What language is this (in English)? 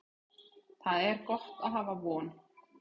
Icelandic